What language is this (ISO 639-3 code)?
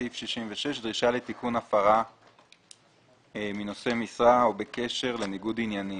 heb